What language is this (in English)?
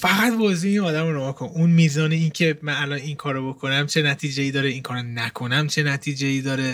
Persian